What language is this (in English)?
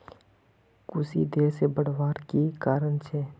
Magahi